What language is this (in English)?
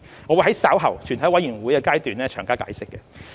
Cantonese